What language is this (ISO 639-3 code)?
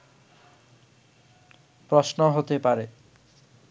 ben